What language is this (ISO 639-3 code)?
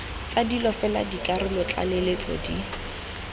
tsn